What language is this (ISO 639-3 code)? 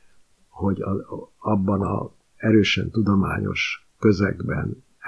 hun